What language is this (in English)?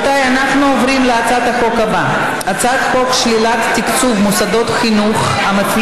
Hebrew